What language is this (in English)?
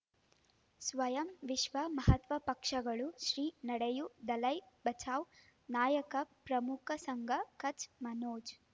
Kannada